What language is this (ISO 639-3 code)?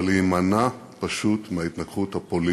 heb